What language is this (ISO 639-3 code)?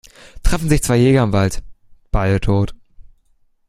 deu